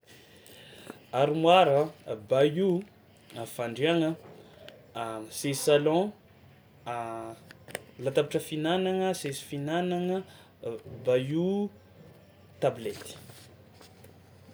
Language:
Tsimihety Malagasy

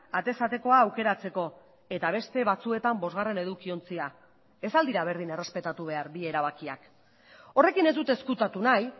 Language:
Basque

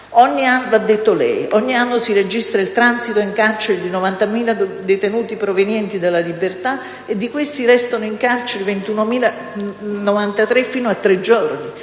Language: Italian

